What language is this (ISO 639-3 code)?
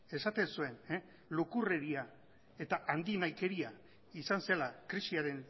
eus